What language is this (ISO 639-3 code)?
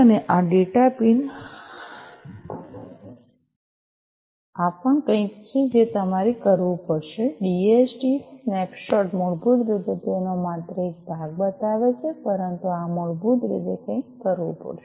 guj